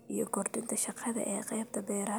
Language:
Somali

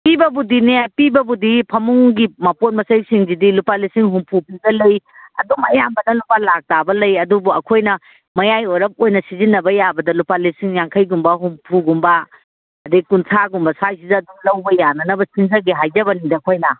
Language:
Manipuri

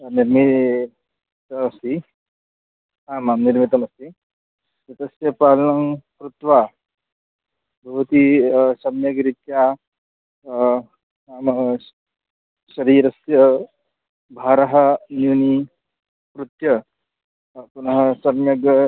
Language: Sanskrit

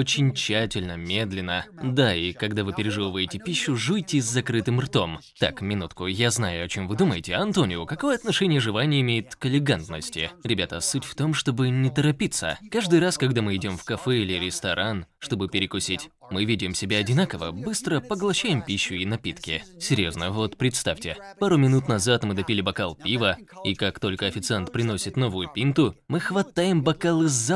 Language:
Russian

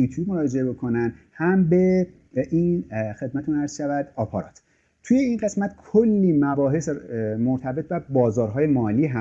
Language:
Persian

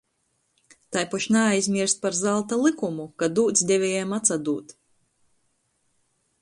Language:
Latgalian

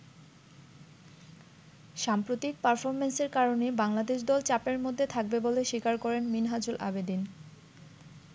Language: Bangla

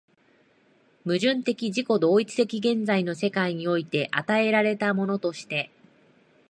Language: Japanese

